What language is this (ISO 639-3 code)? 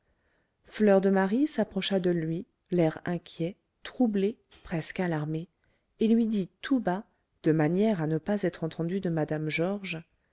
fra